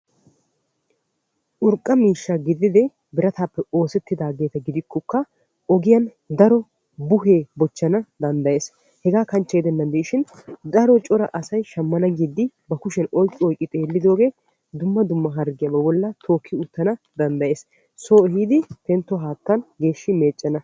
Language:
Wolaytta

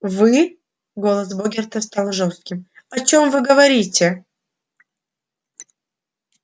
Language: Russian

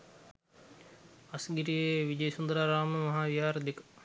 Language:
Sinhala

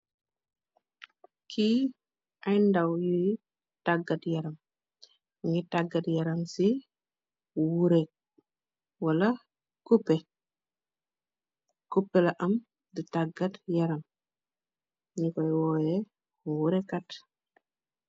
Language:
Wolof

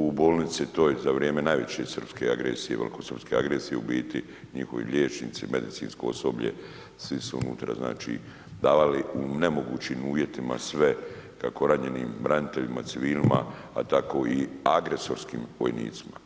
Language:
Croatian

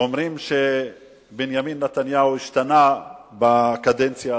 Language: Hebrew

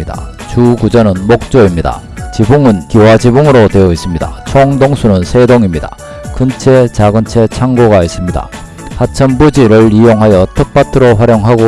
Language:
Korean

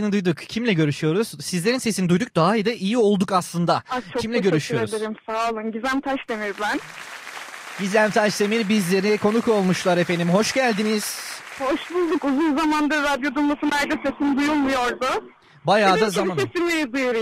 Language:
Turkish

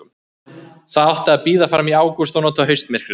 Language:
Icelandic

